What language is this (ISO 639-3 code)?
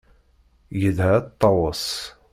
kab